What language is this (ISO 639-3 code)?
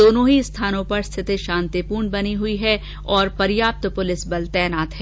hin